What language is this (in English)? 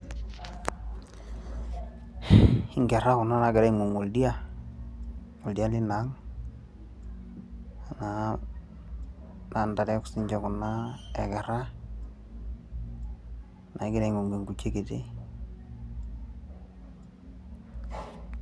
Masai